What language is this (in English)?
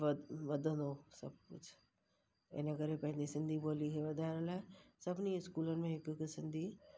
Sindhi